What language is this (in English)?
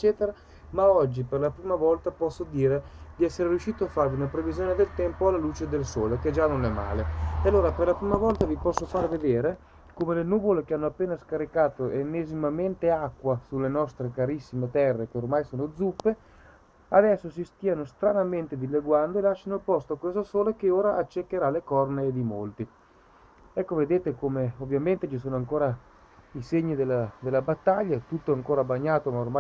Italian